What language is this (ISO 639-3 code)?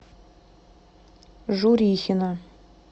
rus